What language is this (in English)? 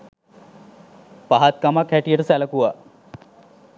Sinhala